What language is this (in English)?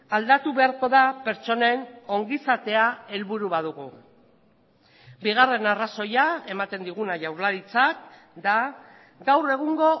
Basque